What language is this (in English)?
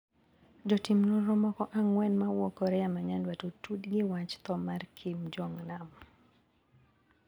Luo (Kenya and Tanzania)